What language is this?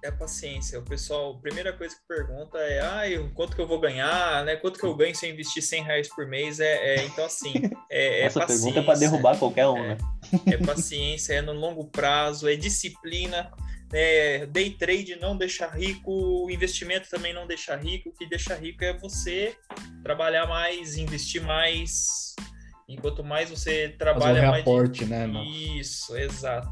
Portuguese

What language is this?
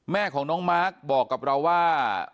Thai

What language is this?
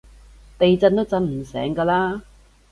Cantonese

